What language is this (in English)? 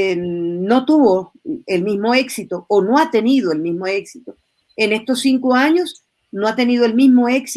Spanish